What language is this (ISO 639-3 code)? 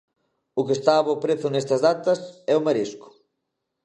glg